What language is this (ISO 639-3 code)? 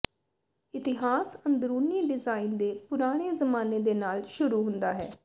pan